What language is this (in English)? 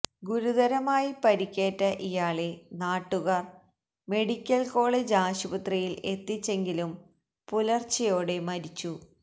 Malayalam